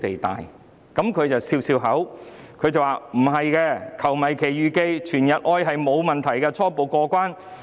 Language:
Cantonese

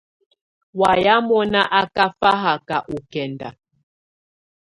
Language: Tunen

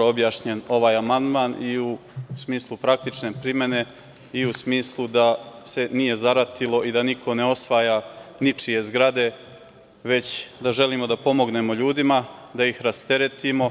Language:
Serbian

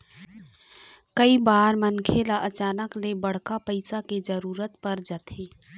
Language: Chhattisgarhi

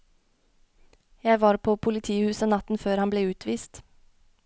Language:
Norwegian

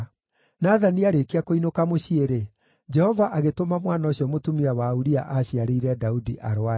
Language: Kikuyu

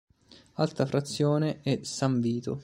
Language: Italian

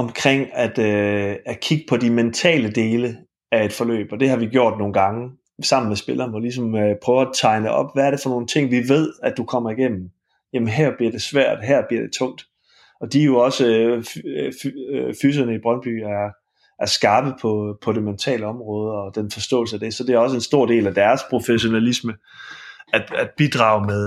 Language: Danish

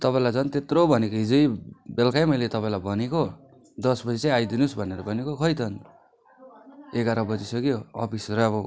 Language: Nepali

